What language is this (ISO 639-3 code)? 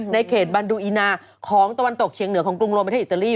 tha